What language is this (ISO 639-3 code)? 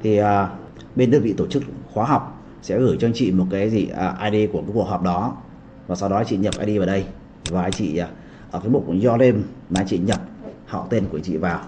vie